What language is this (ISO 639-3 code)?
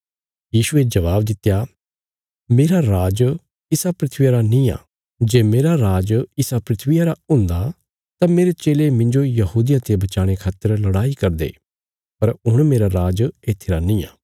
kfs